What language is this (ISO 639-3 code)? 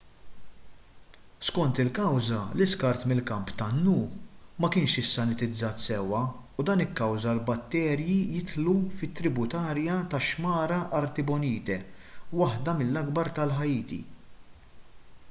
mlt